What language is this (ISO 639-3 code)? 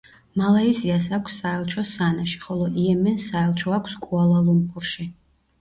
kat